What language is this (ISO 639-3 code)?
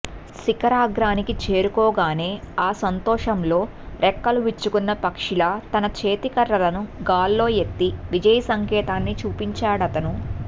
tel